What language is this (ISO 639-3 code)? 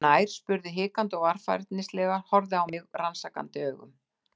isl